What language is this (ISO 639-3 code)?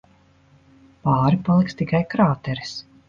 lav